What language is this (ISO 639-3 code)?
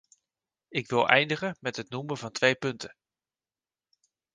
nld